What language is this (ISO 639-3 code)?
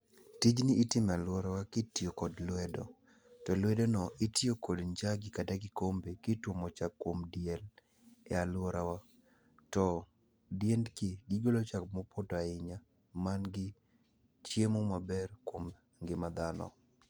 luo